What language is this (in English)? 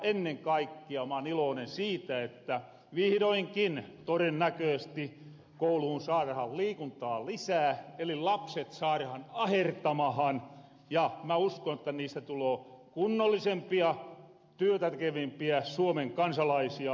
Finnish